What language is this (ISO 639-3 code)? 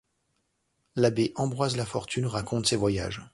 fra